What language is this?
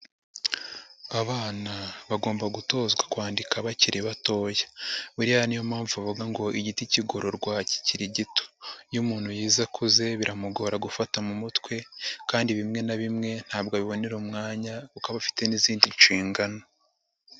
Kinyarwanda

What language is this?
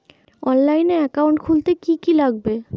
Bangla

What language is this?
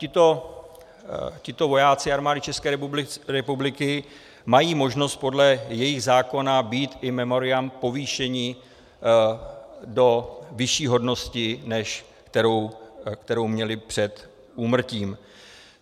Czech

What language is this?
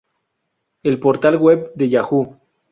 Spanish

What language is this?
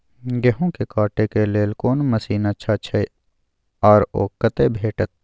Maithili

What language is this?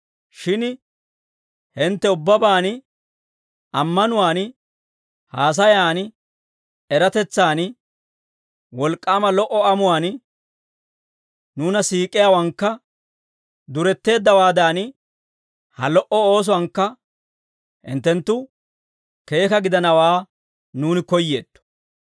Dawro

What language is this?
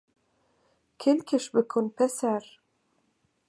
Central Kurdish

